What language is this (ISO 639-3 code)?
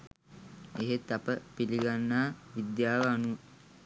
sin